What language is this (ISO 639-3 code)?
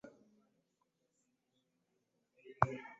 lug